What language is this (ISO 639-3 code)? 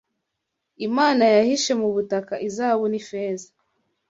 kin